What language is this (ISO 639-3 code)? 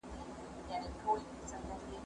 pus